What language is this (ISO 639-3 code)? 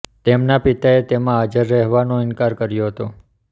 guj